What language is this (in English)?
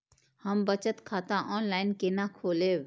Maithili